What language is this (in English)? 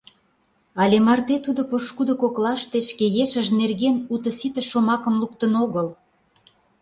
Mari